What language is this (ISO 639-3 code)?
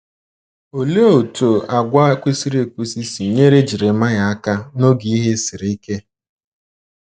ibo